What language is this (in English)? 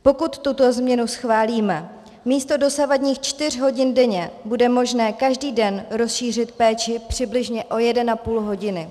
Czech